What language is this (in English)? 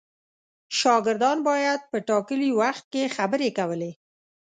Pashto